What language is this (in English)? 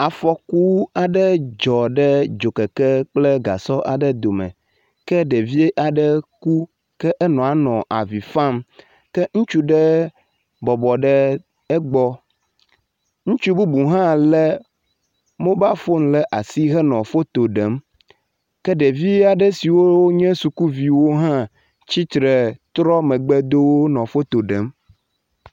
Ewe